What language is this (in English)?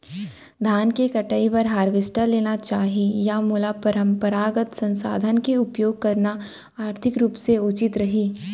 Chhattisgarhi